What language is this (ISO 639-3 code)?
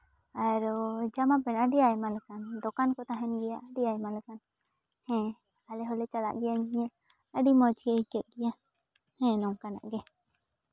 sat